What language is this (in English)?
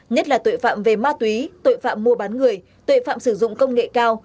Vietnamese